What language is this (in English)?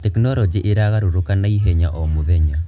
Kikuyu